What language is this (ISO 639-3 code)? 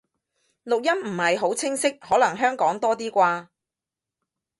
yue